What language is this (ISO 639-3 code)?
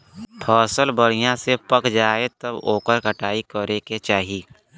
bho